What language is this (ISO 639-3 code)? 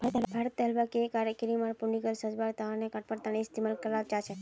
mag